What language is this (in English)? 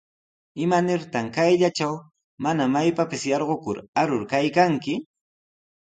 Sihuas Ancash Quechua